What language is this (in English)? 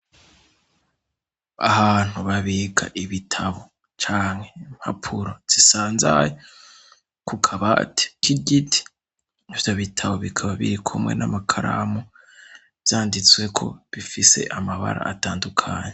Rundi